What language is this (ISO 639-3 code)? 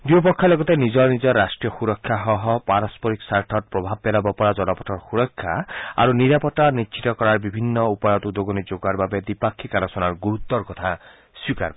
asm